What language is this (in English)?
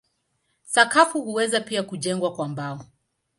Swahili